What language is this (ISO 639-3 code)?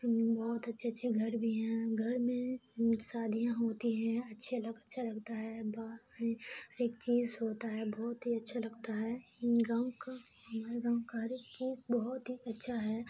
urd